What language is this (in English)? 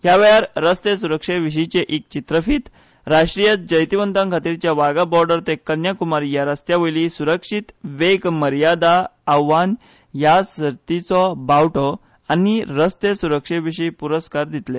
Konkani